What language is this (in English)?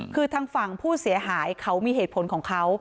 Thai